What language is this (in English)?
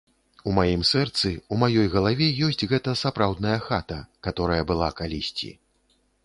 Belarusian